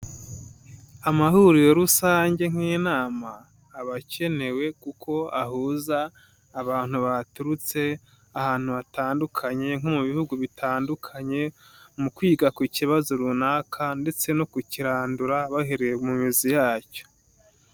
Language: Kinyarwanda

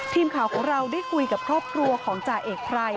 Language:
Thai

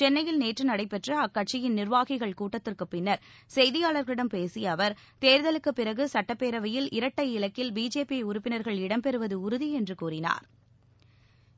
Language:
Tamil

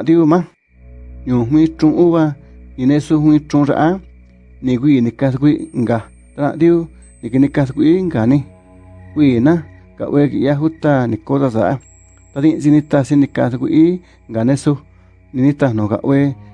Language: Spanish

